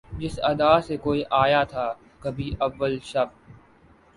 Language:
Urdu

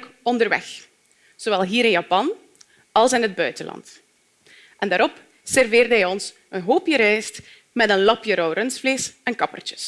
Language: Dutch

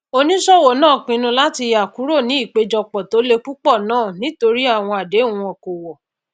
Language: Yoruba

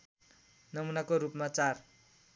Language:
Nepali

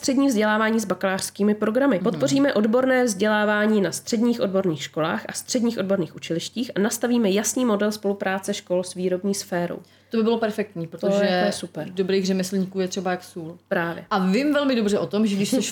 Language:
Czech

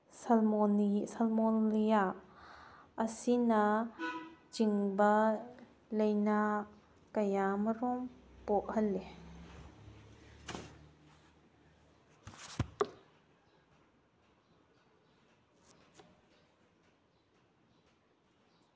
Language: Manipuri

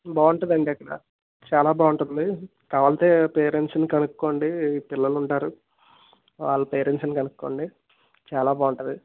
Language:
Telugu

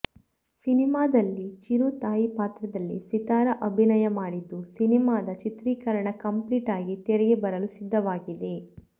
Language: Kannada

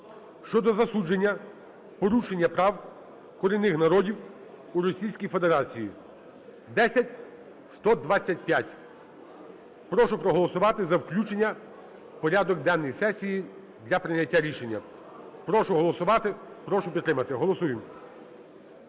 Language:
Ukrainian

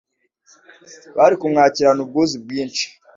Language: Kinyarwanda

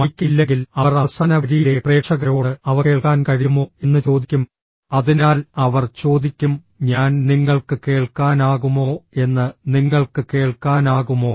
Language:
Malayalam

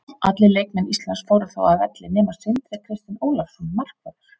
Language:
Icelandic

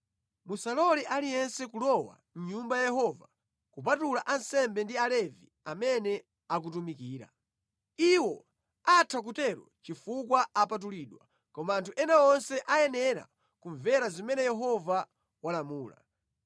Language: Nyanja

